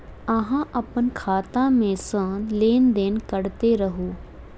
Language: Maithili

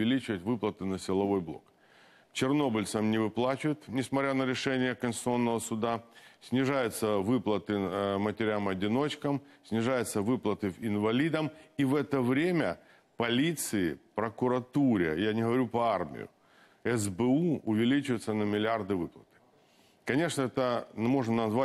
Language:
Russian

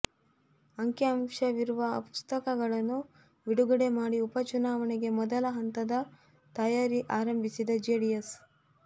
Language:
Kannada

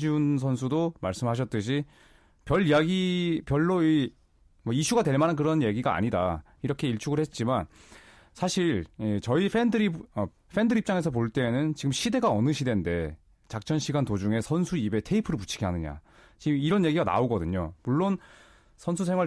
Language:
Korean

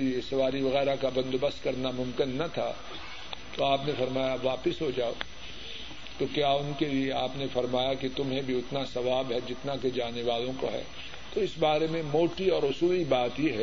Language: Urdu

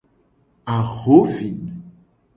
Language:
Gen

